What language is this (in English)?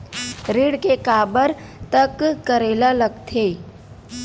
Chhattisgarhi